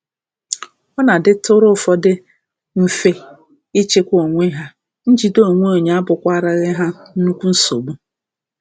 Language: Igbo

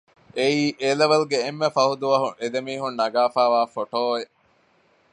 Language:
Divehi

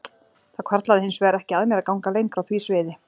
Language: Icelandic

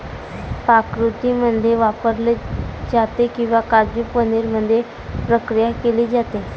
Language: Marathi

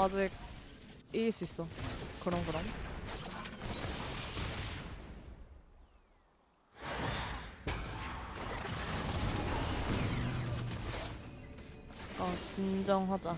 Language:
Korean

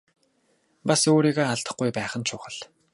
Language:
Mongolian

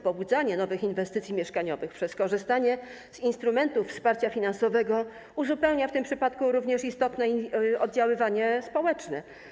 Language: Polish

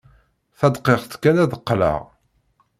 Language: Kabyle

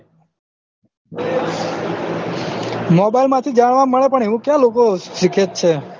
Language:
Gujarati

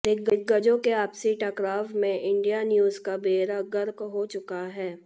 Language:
Hindi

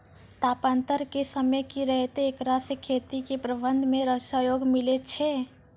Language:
Maithili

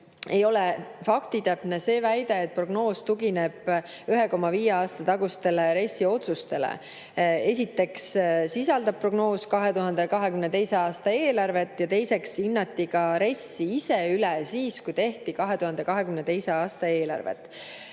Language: Estonian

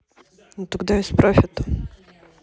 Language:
Russian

